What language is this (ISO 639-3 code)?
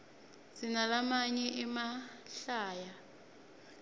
ssw